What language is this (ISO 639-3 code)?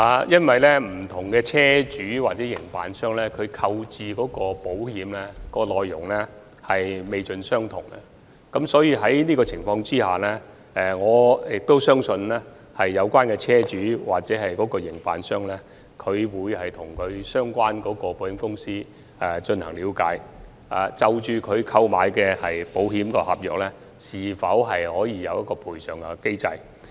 yue